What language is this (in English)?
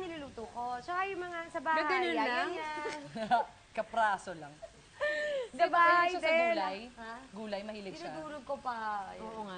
Filipino